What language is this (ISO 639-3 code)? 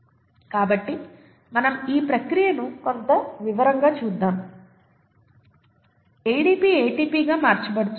tel